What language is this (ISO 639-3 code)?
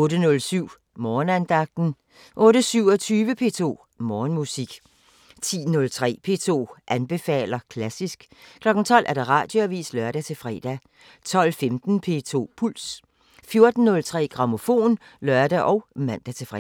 dan